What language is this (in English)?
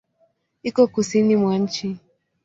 Swahili